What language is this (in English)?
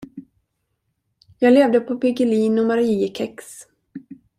Swedish